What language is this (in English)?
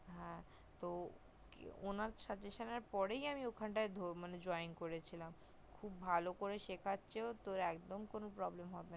Bangla